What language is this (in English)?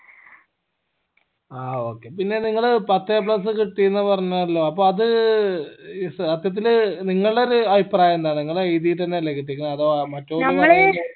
Malayalam